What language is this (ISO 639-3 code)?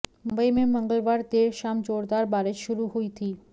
hin